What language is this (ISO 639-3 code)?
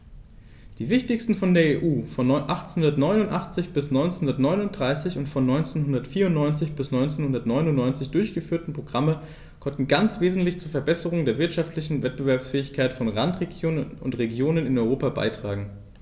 deu